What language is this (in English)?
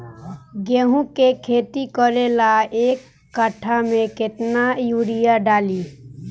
Bhojpuri